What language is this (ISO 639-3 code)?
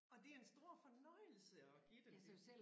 dan